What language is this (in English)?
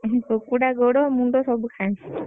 Odia